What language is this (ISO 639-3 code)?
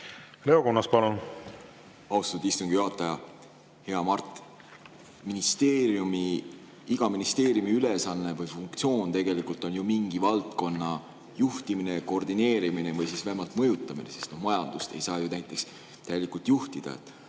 est